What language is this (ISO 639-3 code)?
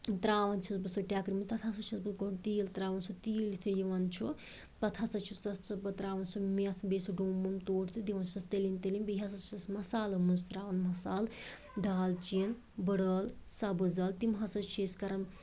kas